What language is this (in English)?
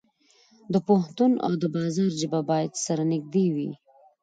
Pashto